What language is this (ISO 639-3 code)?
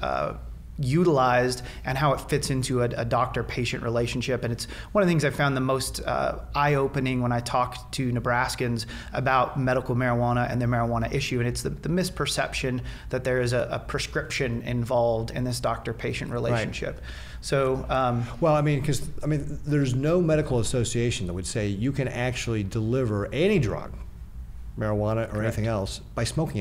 eng